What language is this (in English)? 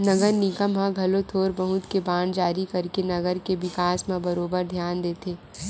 Chhattisgarhi